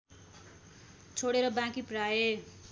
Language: Nepali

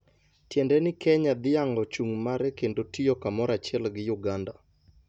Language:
Luo (Kenya and Tanzania)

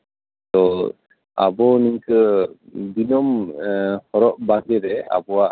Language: Santali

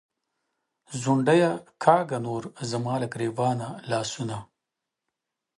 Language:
Pashto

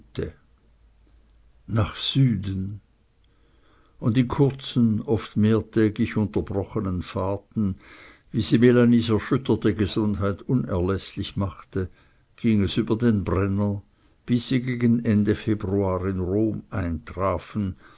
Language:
German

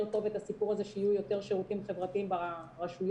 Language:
Hebrew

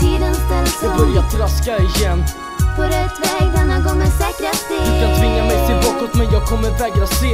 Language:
Swedish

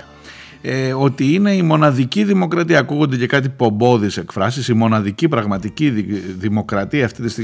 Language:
Greek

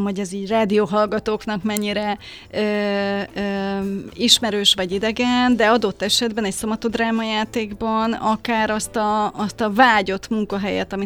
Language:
Hungarian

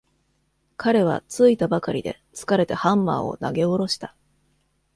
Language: Japanese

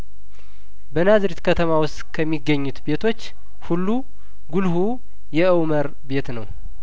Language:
Amharic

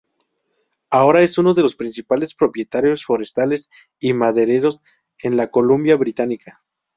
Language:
Spanish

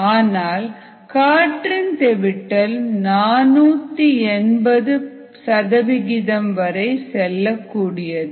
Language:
Tamil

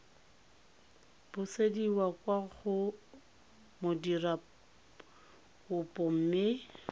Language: Tswana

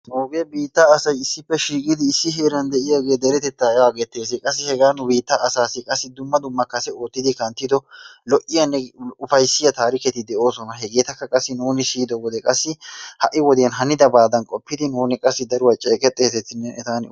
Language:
Wolaytta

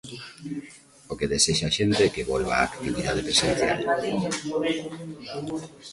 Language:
Galician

